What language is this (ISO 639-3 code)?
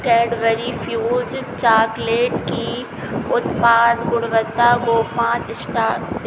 hin